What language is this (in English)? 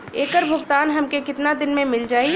Bhojpuri